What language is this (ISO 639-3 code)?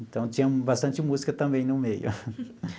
por